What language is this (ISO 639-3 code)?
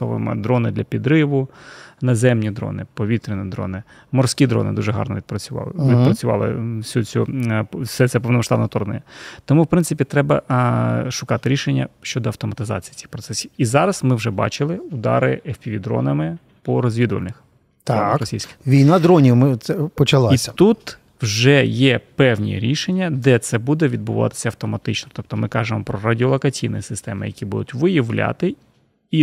ukr